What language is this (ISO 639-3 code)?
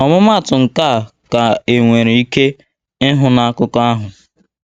ibo